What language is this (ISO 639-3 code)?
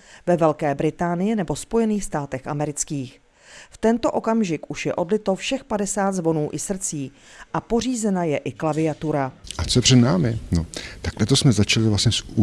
ces